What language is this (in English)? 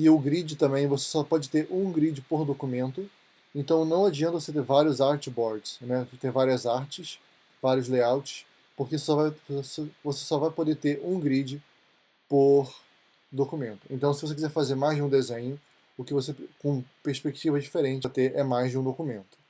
Portuguese